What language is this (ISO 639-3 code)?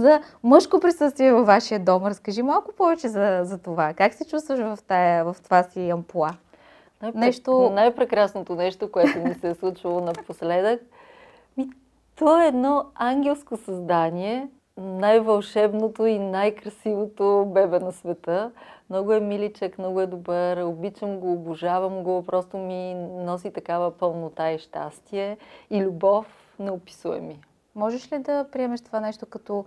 bul